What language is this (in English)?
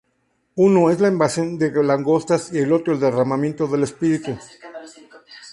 Spanish